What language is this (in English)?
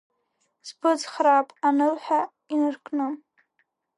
Abkhazian